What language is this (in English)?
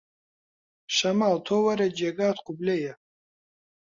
Central Kurdish